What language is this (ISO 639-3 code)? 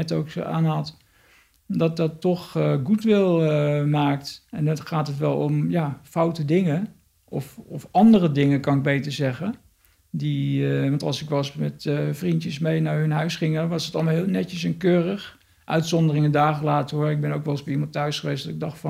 nld